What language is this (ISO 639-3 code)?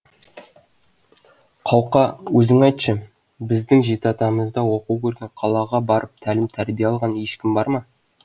kaz